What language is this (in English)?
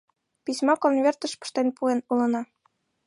Mari